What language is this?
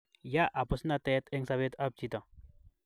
Kalenjin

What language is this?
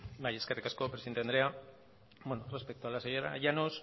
Basque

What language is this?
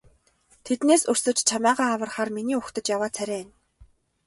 Mongolian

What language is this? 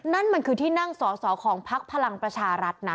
Thai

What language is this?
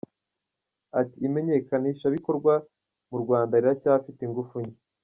Kinyarwanda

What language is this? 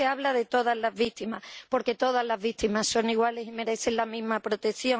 Spanish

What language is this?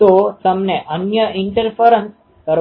Gujarati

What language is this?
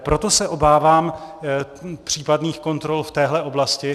Czech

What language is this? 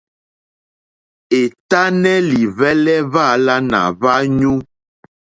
Mokpwe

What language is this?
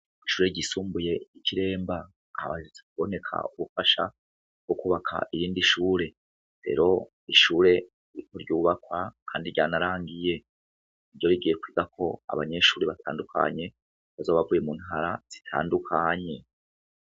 Rundi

